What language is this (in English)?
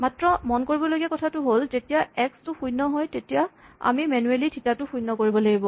Assamese